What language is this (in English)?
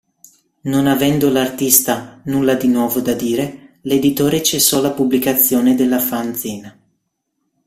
Italian